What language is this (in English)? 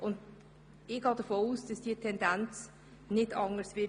Swiss German